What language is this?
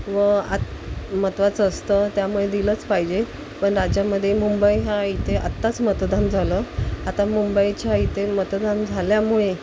Marathi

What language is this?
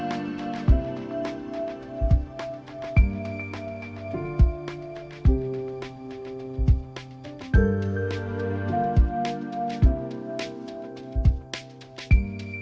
Indonesian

